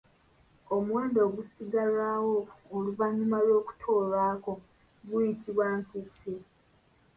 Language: Ganda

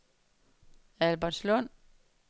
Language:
Danish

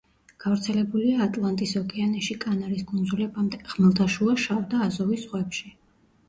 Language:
Georgian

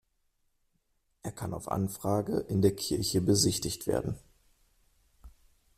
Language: German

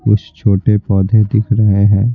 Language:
Hindi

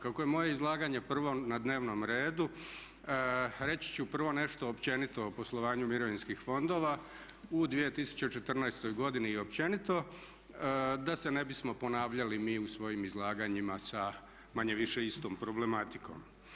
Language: Croatian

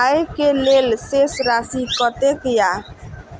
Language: Maithili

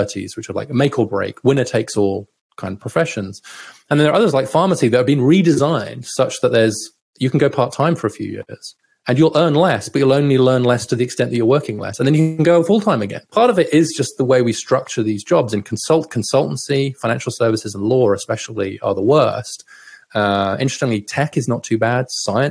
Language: English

